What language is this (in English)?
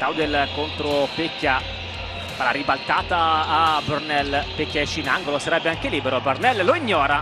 Italian